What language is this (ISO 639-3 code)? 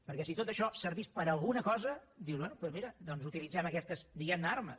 cat